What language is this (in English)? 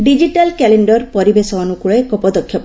Odia